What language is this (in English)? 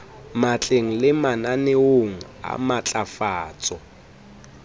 Southern Sotho